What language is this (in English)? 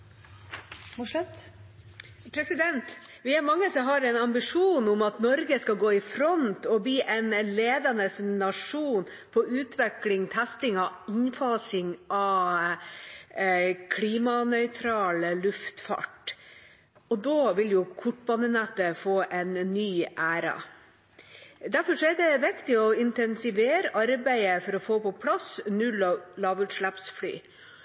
Norwegian